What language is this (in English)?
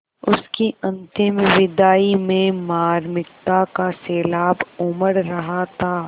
Hindi